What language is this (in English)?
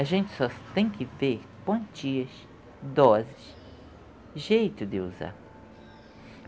Portuguese